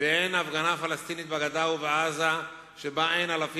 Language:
Hebrew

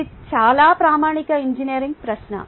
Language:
Telugu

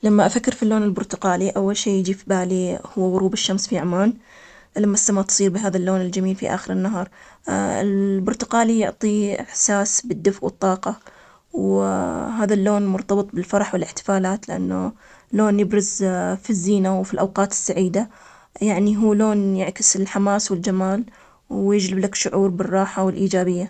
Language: Omani Arabic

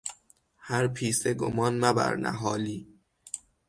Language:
Persian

